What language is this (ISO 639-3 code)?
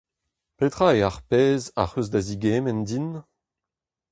bre